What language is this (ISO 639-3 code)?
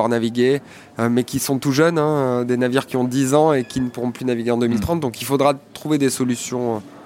fra